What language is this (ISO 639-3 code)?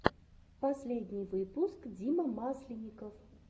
rus